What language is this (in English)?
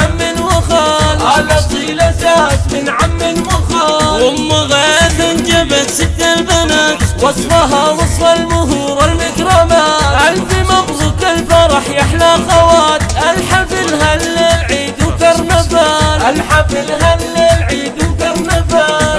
Arabic